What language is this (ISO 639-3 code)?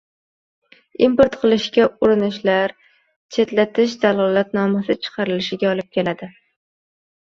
uzb